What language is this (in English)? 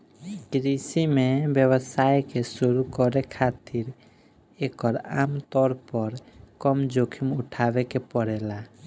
Bhojpuri